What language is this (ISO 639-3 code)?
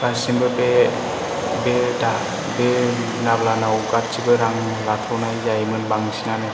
brx